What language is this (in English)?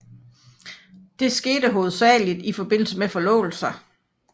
Danish